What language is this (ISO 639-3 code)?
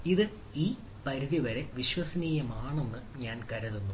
mal